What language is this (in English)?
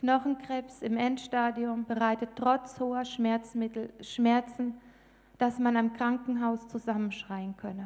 German